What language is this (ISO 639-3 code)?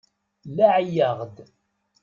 kab